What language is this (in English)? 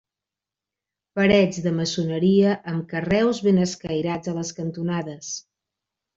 Catalan